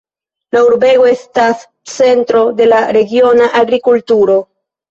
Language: Esperanto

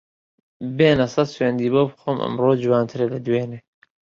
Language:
Central Kurdish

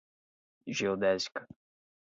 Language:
Portuguese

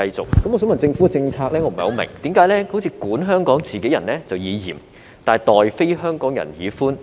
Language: Cantonese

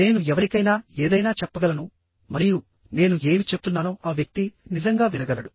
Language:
Telugu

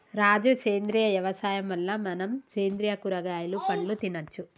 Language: Telugu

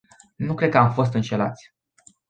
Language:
Romanian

